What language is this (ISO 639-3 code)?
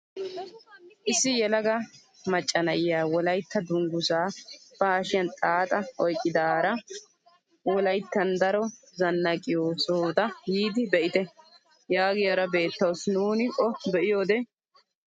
wal